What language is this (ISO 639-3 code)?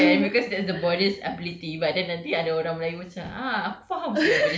eng